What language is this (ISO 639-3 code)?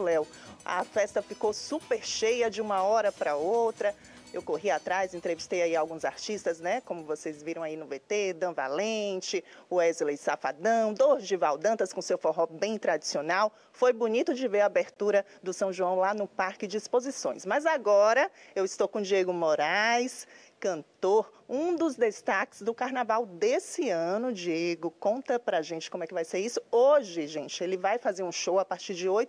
por